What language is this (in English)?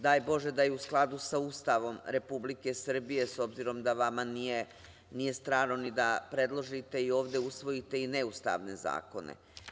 Serbian